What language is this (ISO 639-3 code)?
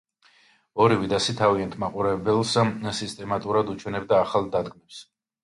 kat